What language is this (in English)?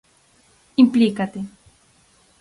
Galician